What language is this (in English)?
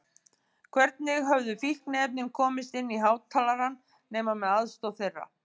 Icelandic